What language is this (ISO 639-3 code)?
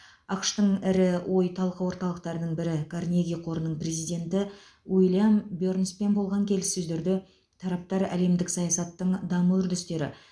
kaz